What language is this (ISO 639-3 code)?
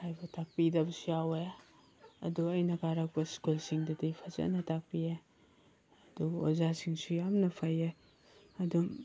mni